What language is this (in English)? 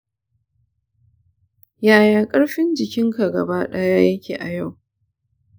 Hausa